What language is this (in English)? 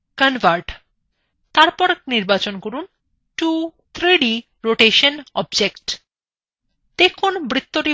Bangla